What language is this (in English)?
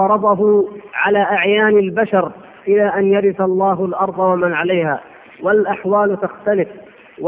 Arabic